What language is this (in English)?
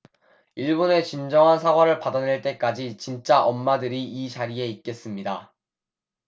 Korean